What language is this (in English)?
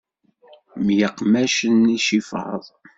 Kabyle